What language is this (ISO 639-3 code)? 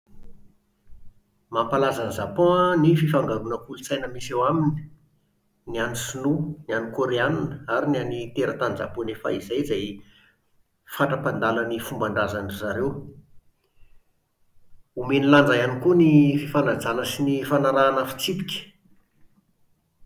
mlg